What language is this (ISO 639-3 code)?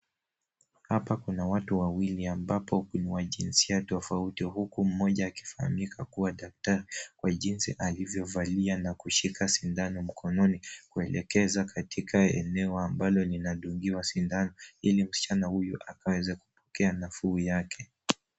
swa